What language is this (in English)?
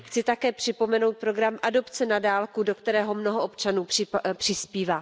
Czech